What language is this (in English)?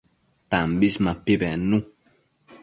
Matsés